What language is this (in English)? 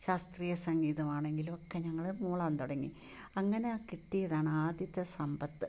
Malayalam